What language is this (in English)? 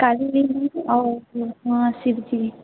Maithili